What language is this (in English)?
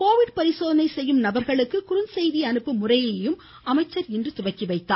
Tamil